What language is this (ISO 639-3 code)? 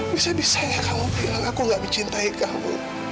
ind